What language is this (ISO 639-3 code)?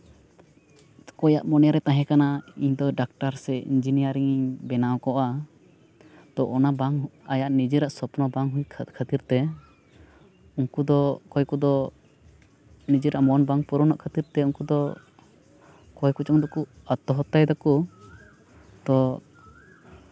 sat